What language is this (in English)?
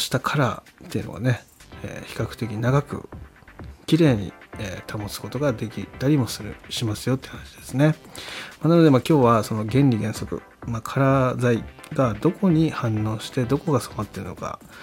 Japanese